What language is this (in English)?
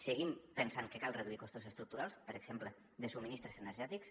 Catalan